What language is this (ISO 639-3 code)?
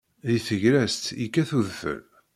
kab